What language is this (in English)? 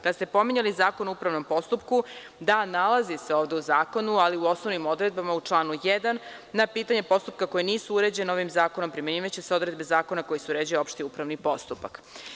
Serbian